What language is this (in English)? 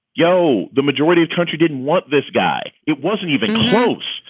English